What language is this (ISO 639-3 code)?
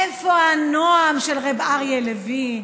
heb